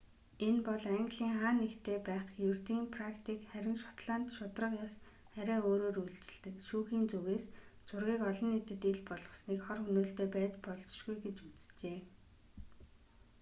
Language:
Mongolian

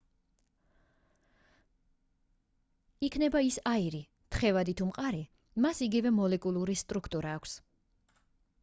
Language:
Georgian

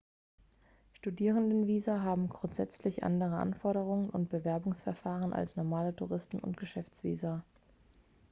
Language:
German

